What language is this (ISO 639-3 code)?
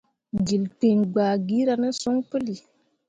mua